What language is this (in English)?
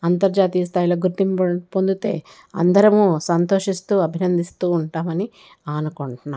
Telugu